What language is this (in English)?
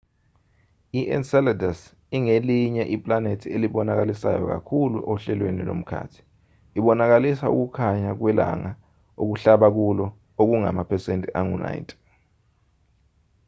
Zulu